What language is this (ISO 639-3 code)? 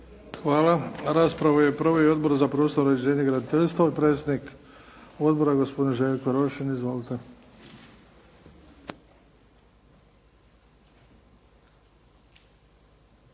hrv